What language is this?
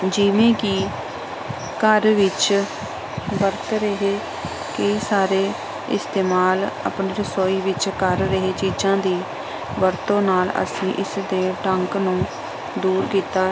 Punjabi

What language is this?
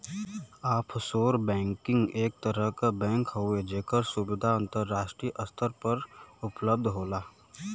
Bhojpuri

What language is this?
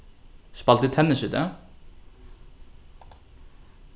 Faroese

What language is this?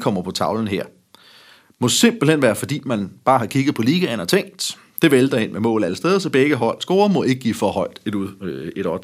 Danish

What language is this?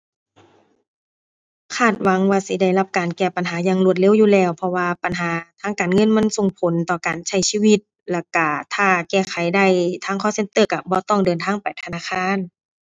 Thai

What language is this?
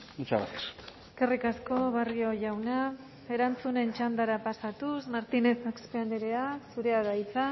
Basque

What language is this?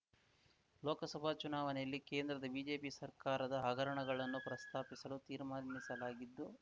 Kannada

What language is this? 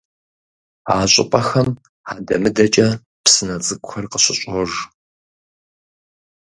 Kabardian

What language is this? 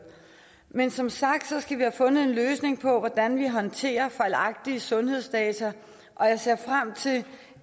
Danish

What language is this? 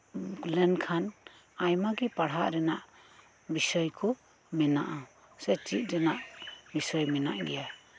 Santali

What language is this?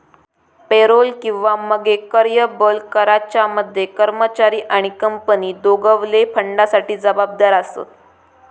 Marathi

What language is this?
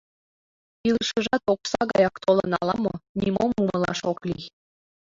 Mari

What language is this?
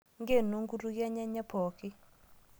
Masai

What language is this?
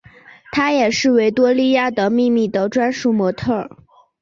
Chinese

